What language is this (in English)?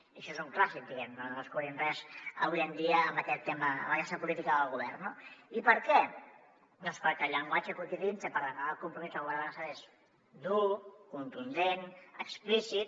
Catalan